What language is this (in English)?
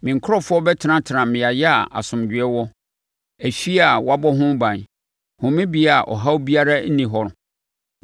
Akan